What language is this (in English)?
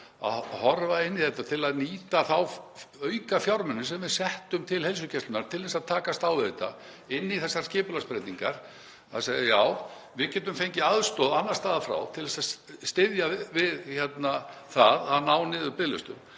Icelandic